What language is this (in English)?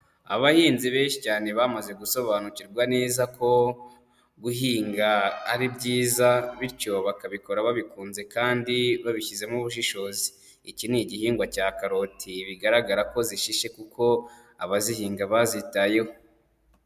Kinyarwanda